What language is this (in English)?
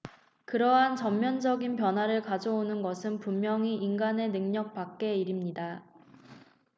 Korean